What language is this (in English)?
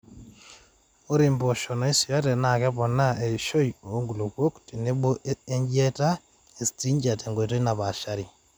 Masai